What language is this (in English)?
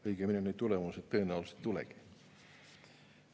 Estonian